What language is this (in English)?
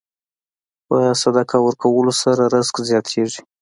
Pashto